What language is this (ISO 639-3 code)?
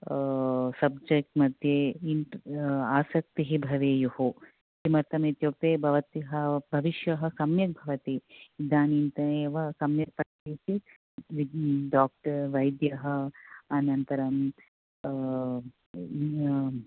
san